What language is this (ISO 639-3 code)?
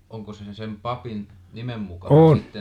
fin